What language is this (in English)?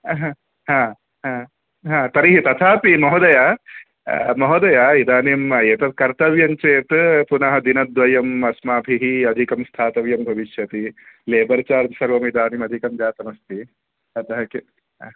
Sanskrit